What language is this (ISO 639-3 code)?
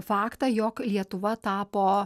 lit